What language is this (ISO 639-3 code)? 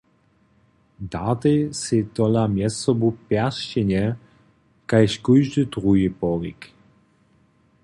hsb